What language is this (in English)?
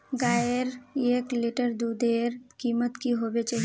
Magahi